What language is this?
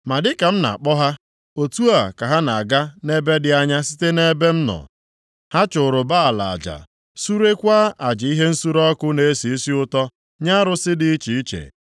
Igbo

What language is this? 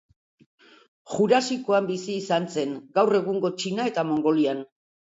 Basque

